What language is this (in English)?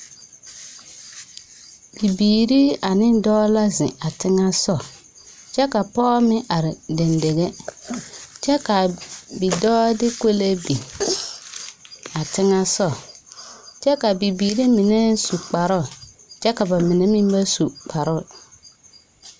Southern Dagaare